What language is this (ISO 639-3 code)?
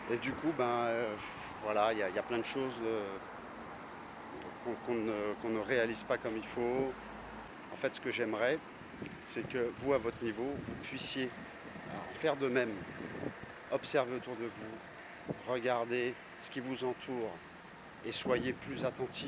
fra